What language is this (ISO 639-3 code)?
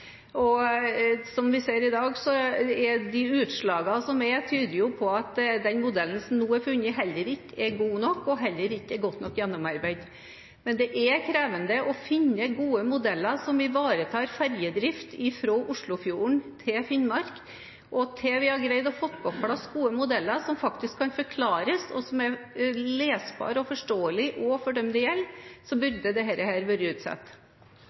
nor